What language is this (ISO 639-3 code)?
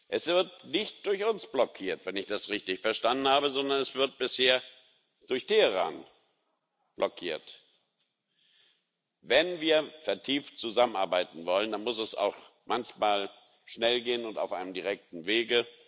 deu